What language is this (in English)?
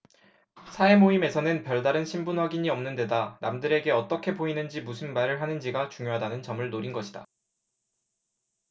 Korean